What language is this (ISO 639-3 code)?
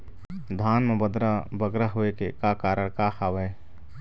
hne